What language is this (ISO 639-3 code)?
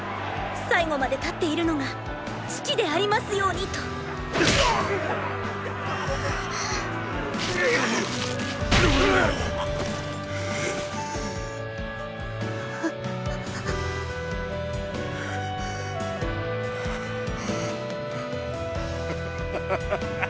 jpn